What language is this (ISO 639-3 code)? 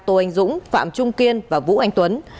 vie